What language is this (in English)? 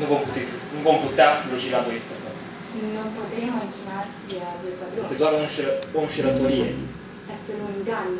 Romanian